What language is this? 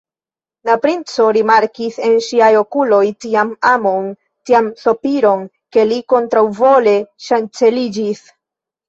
Esperanto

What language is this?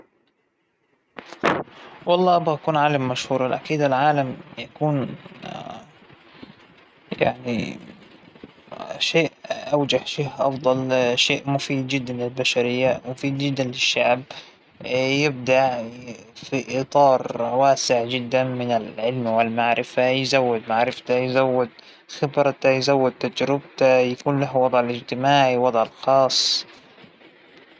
Hijazi Arabic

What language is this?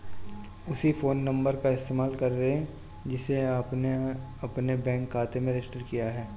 Hindi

